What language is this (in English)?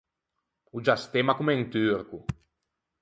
Ligurian